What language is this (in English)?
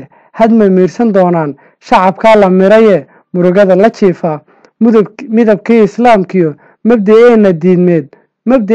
Arabic